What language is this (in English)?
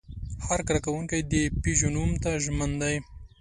Pashto